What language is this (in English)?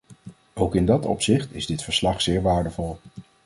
Dutch